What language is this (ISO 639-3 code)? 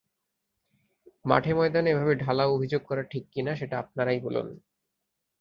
ben